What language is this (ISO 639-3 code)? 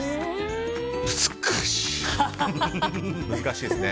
jpn